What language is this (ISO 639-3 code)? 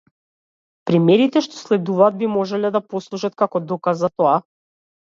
mkd